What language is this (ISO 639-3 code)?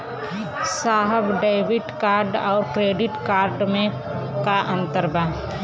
bho